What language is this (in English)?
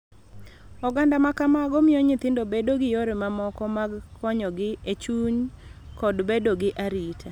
Luo (Kenya and Tanzania)